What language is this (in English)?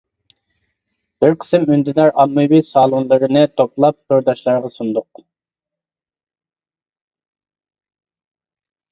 Uyghur